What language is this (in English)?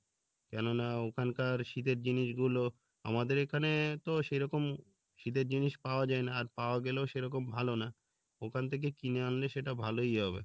Bangla